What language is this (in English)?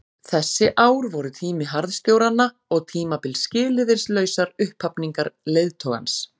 Icelandic